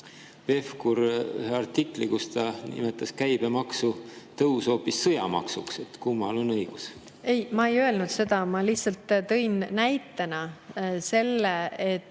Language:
Estonian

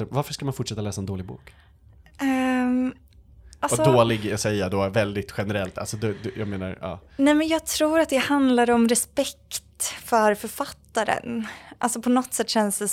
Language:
Swedish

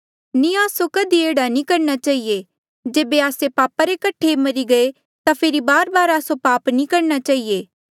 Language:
Mandeali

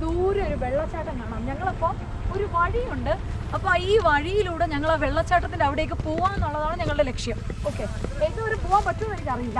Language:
Malayalam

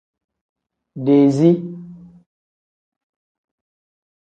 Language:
Tem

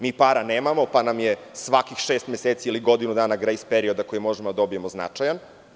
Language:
Serbian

